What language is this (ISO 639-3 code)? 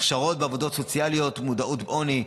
heb